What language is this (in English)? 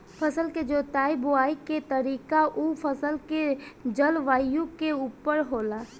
Bhojpuri